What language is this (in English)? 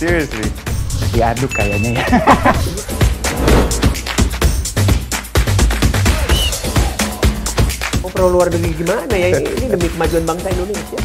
Indonesian